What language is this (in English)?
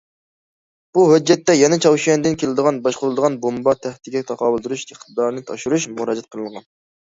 Uyghur